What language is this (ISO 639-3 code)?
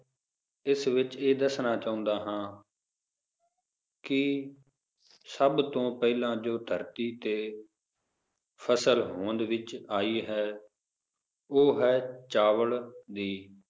pan